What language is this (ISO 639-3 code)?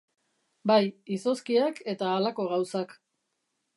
eus